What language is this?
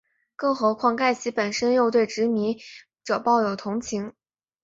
Chinese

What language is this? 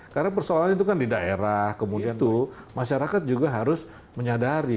Indonesian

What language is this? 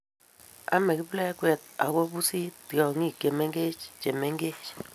Kalenjin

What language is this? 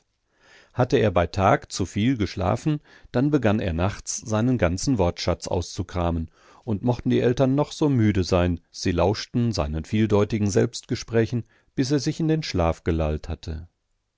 German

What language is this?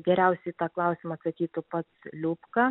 Lithuanian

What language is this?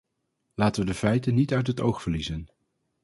Dutch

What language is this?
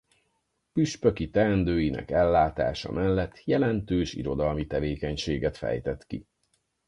Hungarian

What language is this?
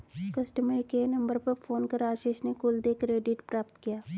Hindi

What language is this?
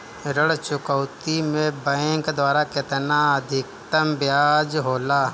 Bhojpuri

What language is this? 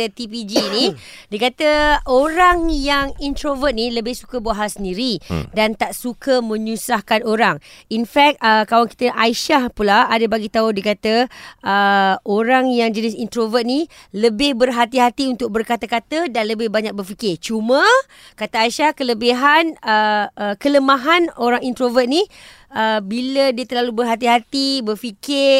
Malay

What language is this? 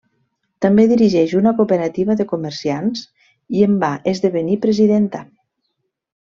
Catalan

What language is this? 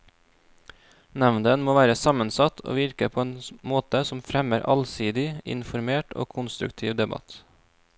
Norwegian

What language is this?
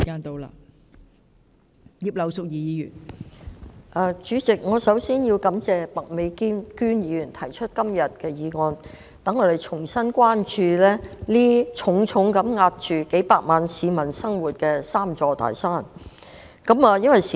Cantonese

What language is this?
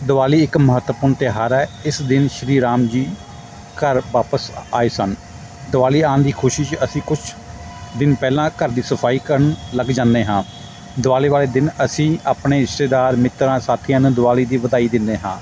Punjabi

